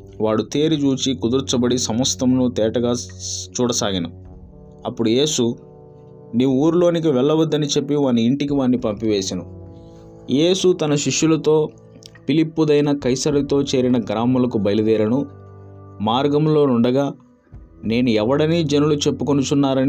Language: Telugu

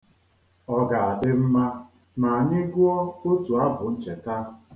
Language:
Igbo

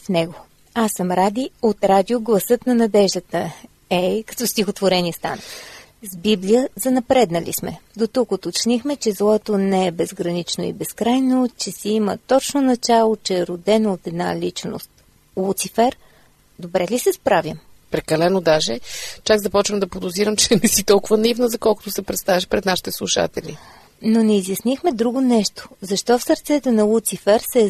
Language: Bulgarian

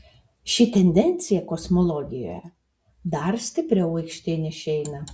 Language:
Lithuanian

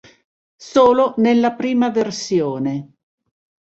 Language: Italian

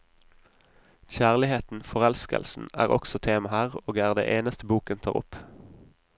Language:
Norwegian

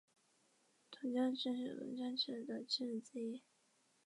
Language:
Chinese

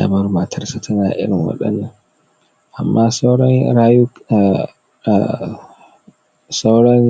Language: Hausa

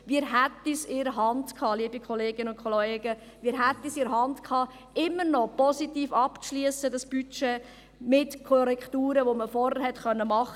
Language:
Swiss German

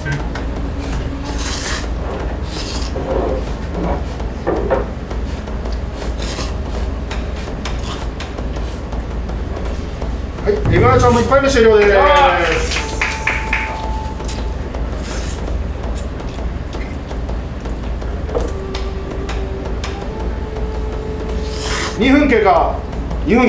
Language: Japanese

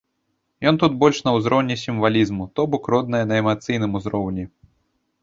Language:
Belarusian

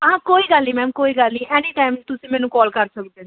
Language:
Punjabi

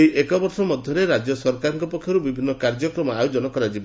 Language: Odia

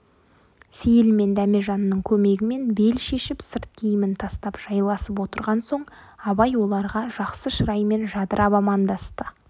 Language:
Kazakh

